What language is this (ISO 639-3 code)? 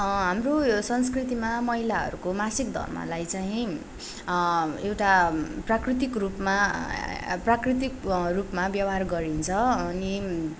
nep